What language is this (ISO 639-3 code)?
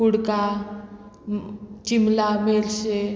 kok